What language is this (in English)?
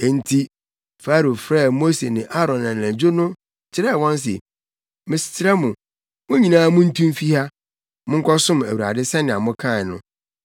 Akan